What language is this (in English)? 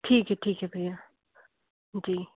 Hindi